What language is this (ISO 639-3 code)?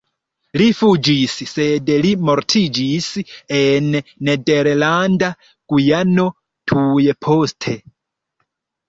epo